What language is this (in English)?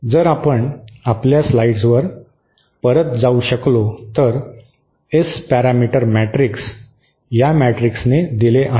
Marathi